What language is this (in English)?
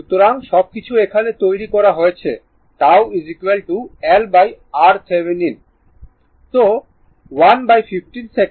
Bangla